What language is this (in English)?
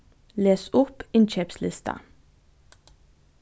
Faroese